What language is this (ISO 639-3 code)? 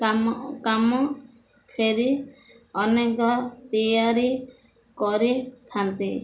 ori